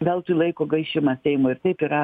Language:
Lithuanian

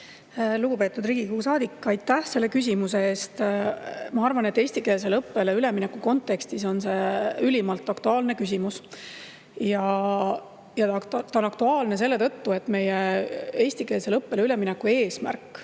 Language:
Estonian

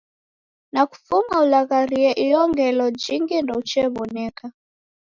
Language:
Taita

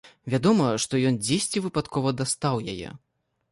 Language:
Belarusian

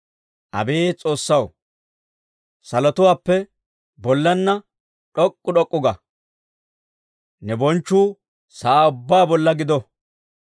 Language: Dawro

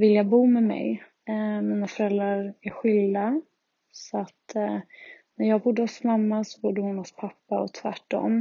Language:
Swedish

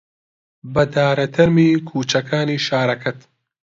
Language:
Central Kurdish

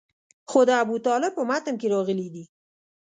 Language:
Pashto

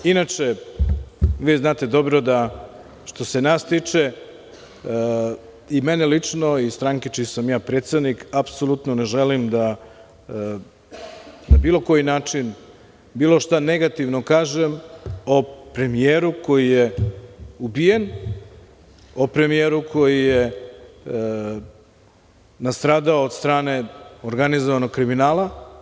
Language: Serbian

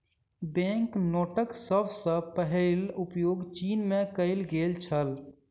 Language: Maithili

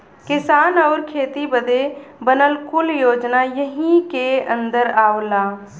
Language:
Bhojpuri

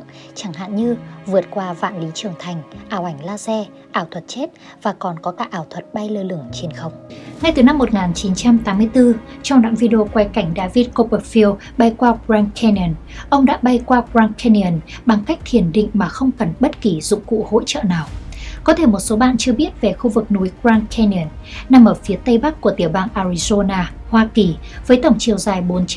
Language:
Vietnamese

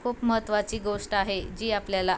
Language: Marathi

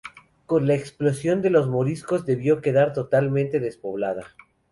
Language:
Spanish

